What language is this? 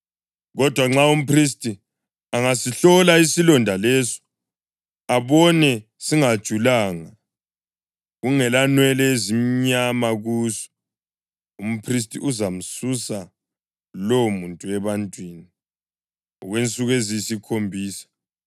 North Ndebele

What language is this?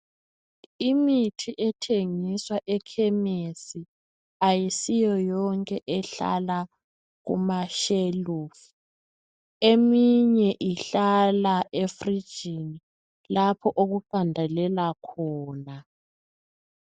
North Ndebele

